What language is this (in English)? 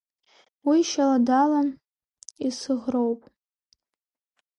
Abkhazian